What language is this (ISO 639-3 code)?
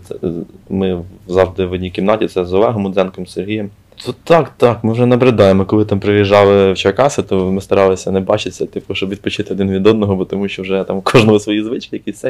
ukr